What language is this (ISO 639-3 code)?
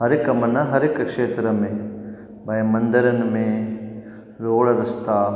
snd